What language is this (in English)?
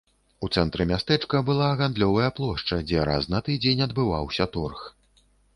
Belarusian